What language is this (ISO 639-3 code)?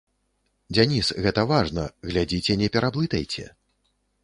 bel